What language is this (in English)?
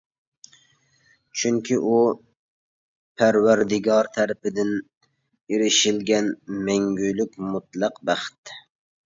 Uyghur